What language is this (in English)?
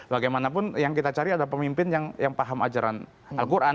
Indonesian